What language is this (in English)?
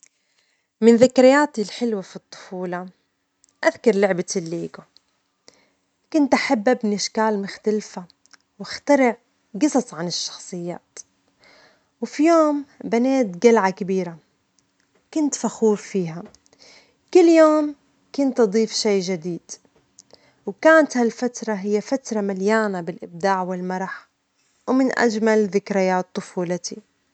Omani Arabic